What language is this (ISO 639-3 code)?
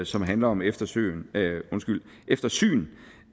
dan